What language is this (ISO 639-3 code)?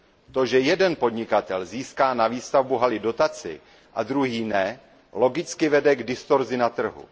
ces